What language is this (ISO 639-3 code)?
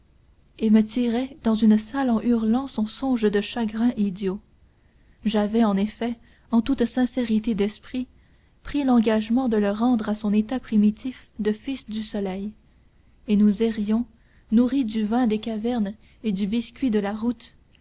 fra